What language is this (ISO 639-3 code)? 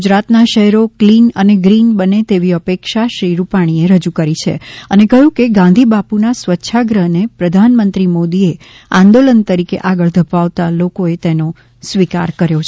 guj